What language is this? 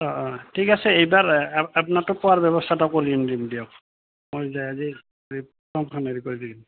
Assamese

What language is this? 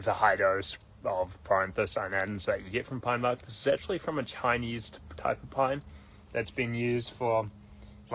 English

